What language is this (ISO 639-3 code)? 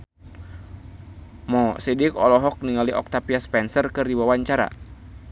sun